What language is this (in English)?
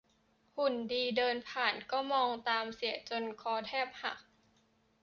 Thai